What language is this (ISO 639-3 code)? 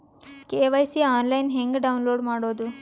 kan